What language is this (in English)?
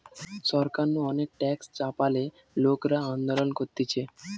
Bangla